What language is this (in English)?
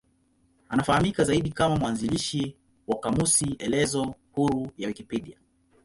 Swahili